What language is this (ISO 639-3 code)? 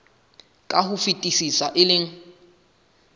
sot